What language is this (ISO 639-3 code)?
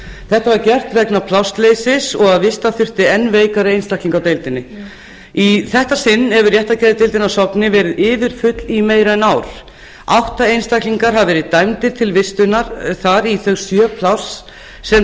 isl